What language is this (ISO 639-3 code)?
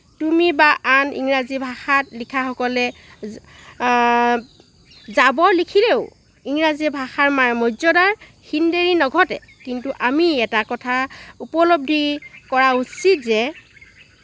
asm